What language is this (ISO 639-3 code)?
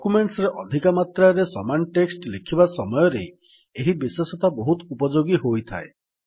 ori